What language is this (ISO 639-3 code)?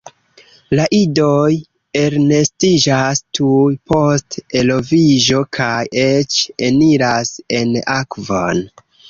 epo